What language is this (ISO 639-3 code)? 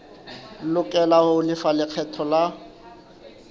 sot